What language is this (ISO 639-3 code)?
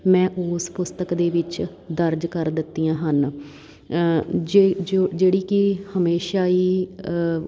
pan